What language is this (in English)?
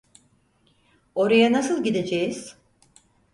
Turkish